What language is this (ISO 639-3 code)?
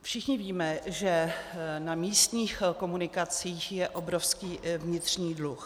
ces